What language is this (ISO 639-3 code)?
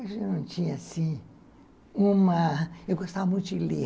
por